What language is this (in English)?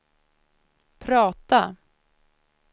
Swedish